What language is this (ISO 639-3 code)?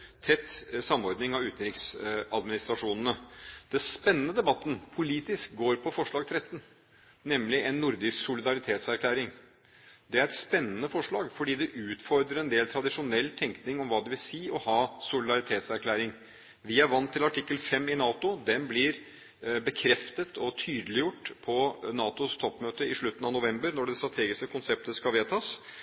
nob